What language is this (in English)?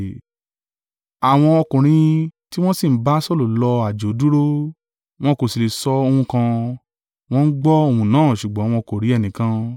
Yoruba